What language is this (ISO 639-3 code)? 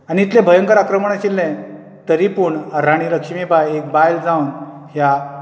kok